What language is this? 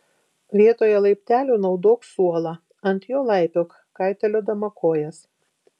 Lithuanian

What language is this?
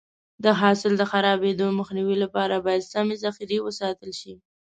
Pashto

